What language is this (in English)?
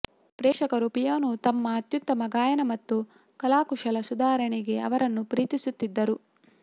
Kannada